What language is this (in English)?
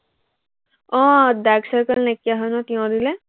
Assamese